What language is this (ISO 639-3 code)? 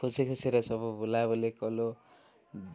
ori